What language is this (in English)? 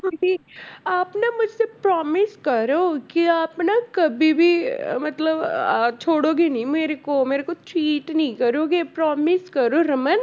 Punjabi